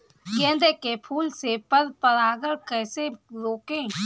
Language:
Hindi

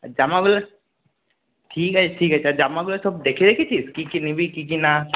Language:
Bangla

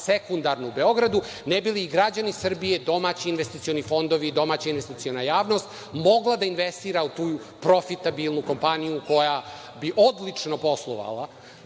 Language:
Serbian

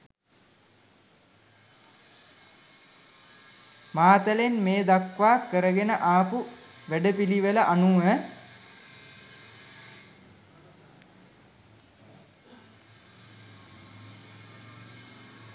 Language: Sinhala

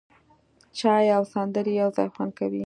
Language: Pashto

